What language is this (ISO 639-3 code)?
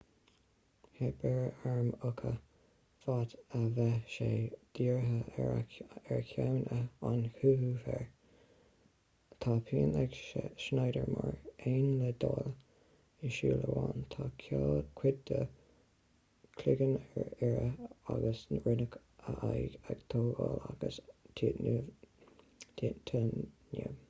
gle